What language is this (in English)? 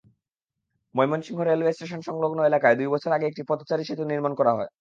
Bangla